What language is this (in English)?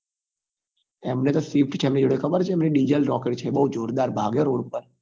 Gujarati